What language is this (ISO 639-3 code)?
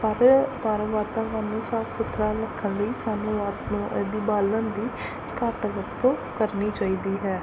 pan